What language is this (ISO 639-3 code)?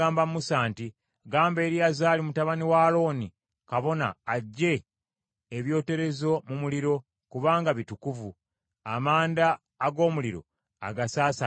lug